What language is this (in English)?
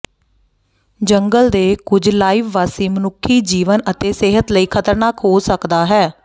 Punjabi